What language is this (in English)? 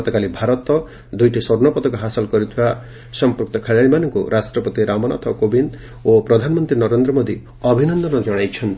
Odia